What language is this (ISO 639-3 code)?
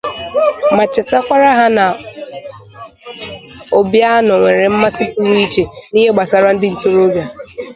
ibo